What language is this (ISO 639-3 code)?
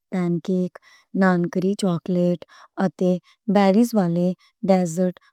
lah